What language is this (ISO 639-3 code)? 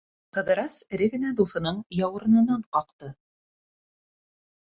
bak